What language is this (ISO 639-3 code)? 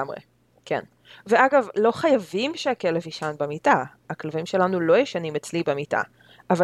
heb